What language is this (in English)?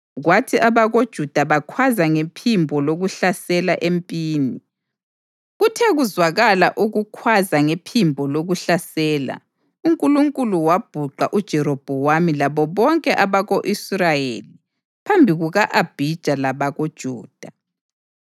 North Ndebele